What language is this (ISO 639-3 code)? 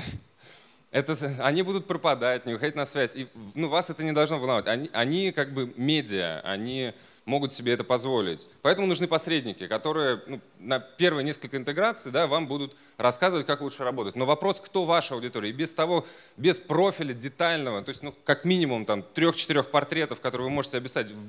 rus